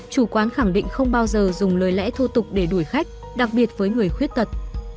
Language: Vietnamese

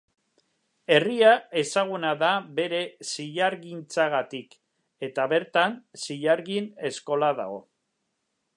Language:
Basque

